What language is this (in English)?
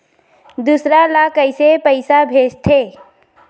Chhattisgarhi